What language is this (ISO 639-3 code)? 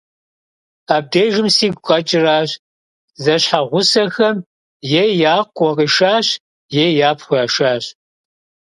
kbd